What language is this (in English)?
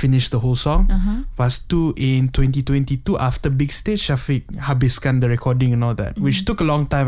Malay